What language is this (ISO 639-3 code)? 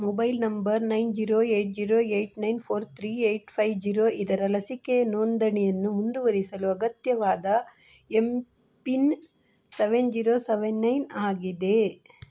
kan